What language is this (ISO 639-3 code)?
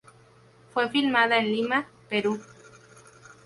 spa